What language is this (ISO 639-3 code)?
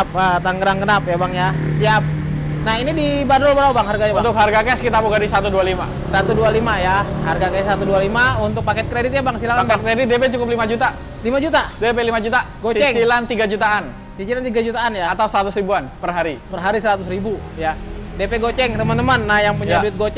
ind